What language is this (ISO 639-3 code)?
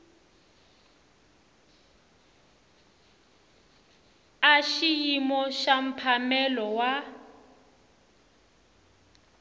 tso